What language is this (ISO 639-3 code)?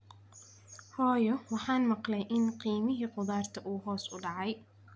som